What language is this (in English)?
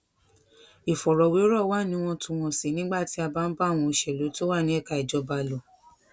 Yoruba